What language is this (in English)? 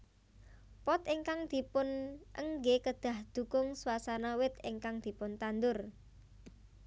Javanese